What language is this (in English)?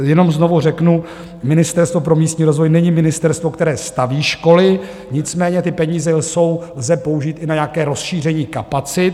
Czech